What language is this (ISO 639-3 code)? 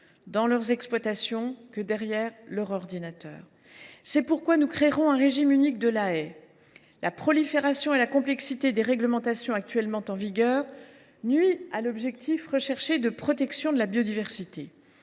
fra